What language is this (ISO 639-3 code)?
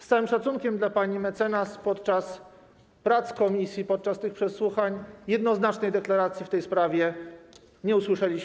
pol